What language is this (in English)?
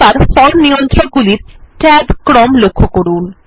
Bangla